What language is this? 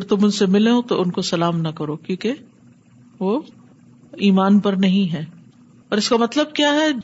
Urdu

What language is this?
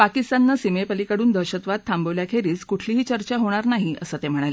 Marathi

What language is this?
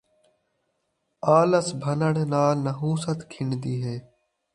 Saraiki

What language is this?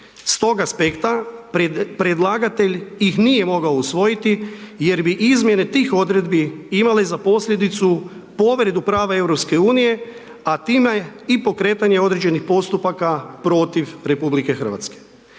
Croatian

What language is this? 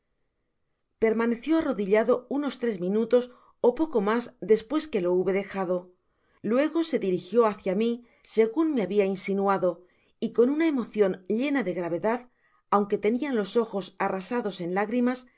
Spanish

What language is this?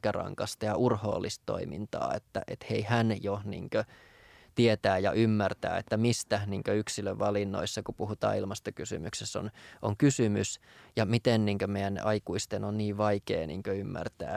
Finnish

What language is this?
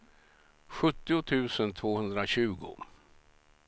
Swedish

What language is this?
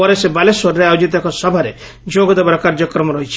Odia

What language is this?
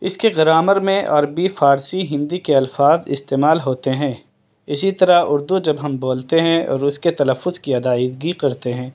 Urdu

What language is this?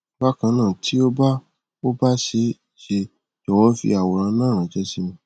Yoruba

